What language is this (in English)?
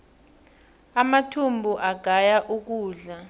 South Ndebele